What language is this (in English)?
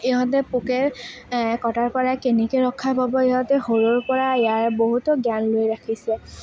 Assamese